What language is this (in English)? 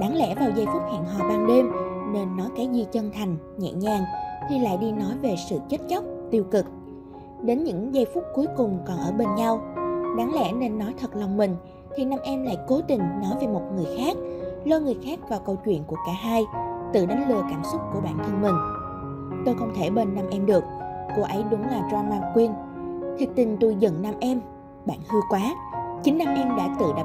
Vietnamese